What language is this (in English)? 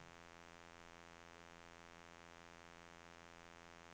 Swedish